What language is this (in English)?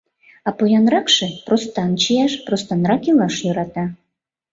Mari